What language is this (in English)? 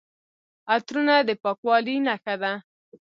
Pashto